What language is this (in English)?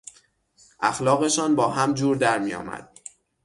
Persian